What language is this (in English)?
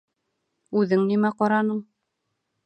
Bashkir